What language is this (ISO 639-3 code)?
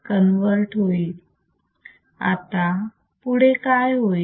mar